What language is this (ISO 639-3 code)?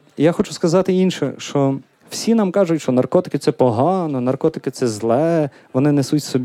ukr